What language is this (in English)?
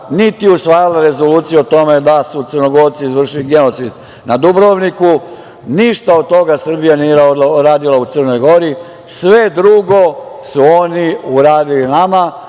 Serbian